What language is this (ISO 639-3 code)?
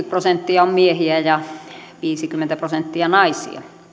fin